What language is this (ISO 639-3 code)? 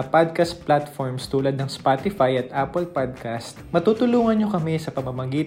fil